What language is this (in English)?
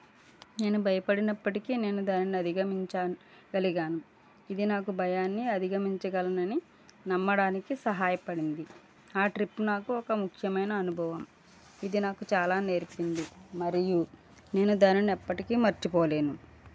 Telugu